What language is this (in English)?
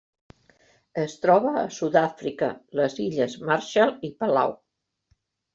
Catalan